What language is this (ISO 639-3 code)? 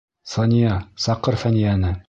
bak